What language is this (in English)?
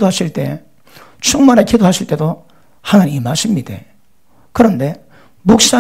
Korean